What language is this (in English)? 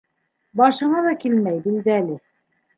Bashkir